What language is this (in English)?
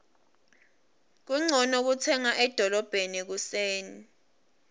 Swati